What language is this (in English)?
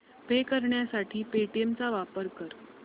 Marathi